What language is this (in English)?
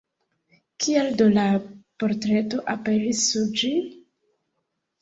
Esperanto